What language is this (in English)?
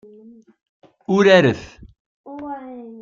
Kabyle